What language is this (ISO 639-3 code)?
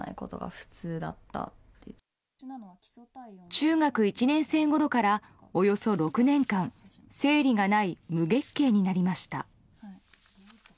jpn